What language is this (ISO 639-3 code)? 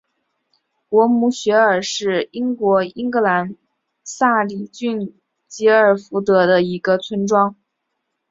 zho